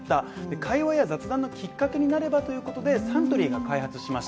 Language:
Japanese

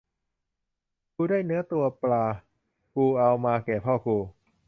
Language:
Thai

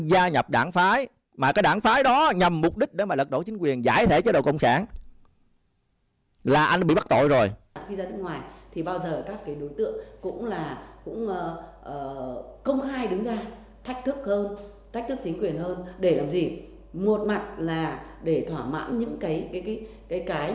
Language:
Vietnamese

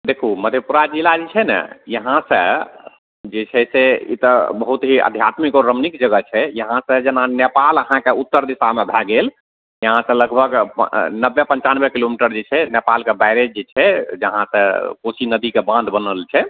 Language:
Maithili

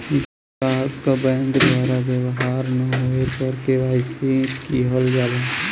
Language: Bhojpuri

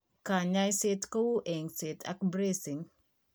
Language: Kalenjin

